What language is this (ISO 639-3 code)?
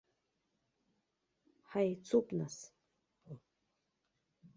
abk